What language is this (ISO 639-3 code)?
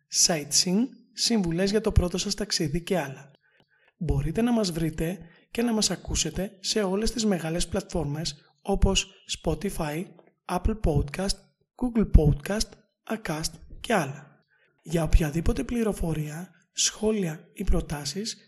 ell